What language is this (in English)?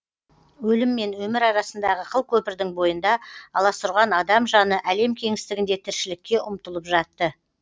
Kazakh